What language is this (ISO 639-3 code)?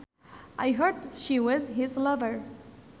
sun